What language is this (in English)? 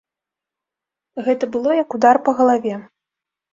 Belarusian